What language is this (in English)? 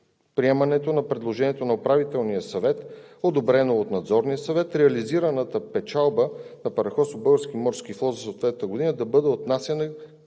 Bulgarian